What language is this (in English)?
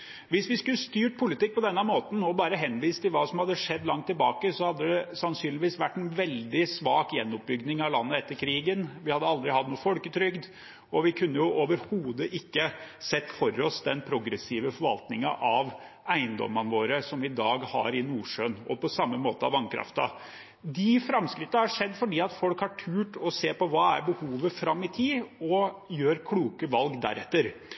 Norwegian Bokmål